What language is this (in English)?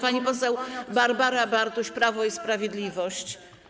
Polish